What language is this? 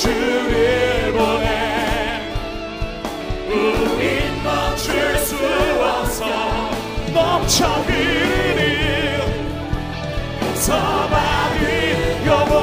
Korean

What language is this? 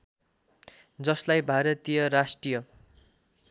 Nepali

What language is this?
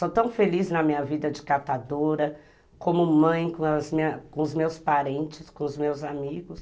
Portuguese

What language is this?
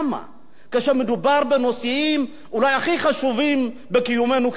Hebrew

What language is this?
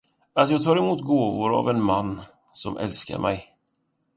Swedish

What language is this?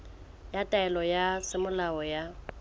Southern Sotho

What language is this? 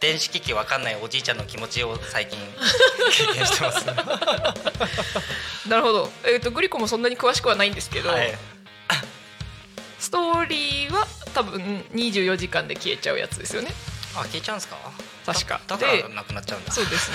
Japanese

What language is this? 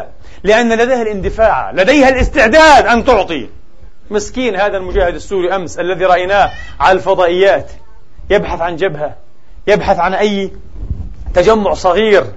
Arabic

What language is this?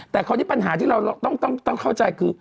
Thai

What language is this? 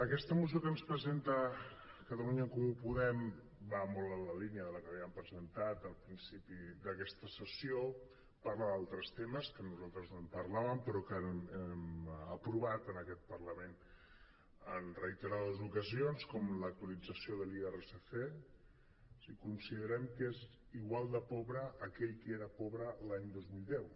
Catalan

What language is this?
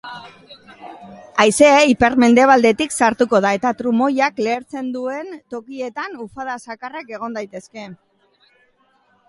Basque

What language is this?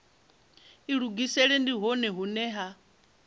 Venda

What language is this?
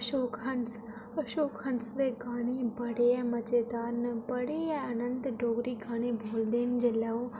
Dogri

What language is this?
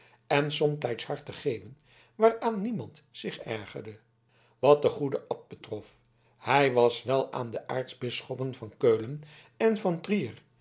Dutch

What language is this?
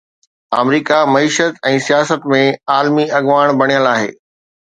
Sindhi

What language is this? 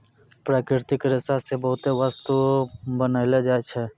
Maithili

